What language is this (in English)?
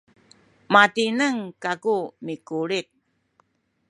Sakizaya